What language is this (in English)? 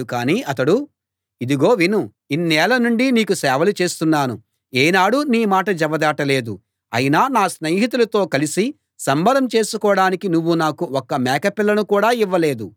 Telugu